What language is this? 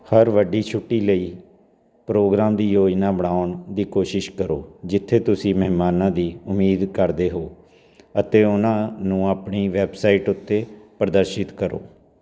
Punjabi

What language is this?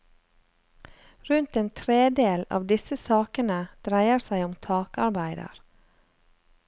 Norwegian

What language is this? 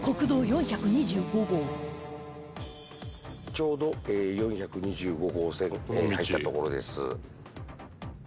Japanese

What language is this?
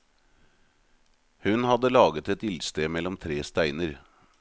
Norwegian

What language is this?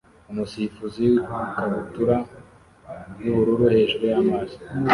Kinyarwanda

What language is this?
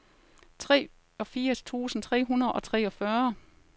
Danish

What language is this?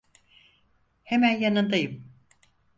Turkish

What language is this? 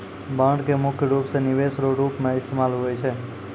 Maithili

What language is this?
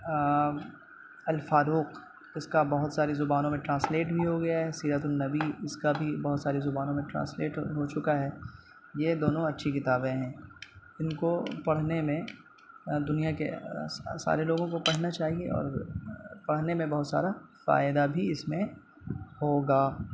Urdu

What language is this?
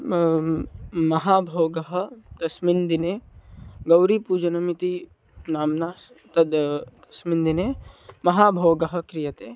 Sanskrit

